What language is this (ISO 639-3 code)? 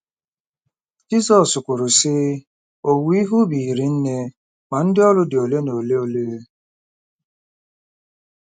ibo